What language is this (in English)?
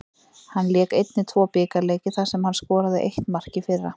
Icelandic